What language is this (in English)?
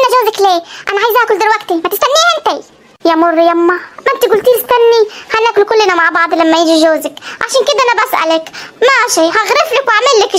Arabic